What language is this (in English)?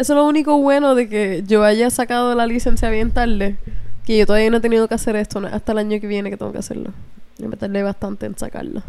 Spanish